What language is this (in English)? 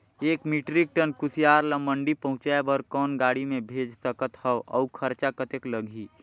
Chhattisgarhi